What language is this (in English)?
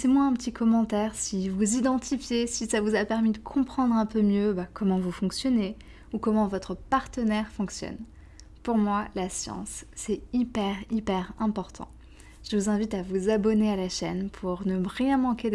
French